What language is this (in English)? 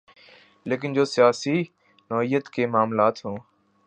Urdu